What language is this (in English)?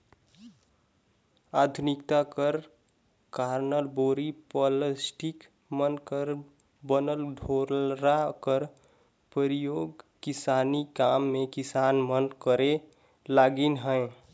Chhattisgarhi